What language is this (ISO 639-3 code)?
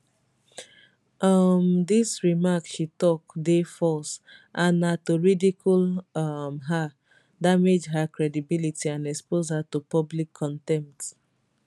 pcm